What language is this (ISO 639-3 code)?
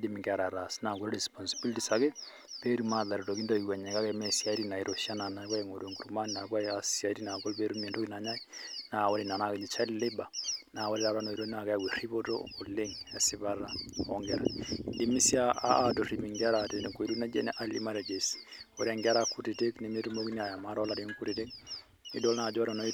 mas